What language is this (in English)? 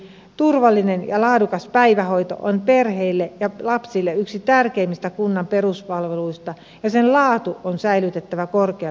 Finnish